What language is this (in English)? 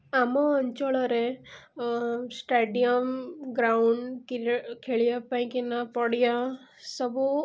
Odia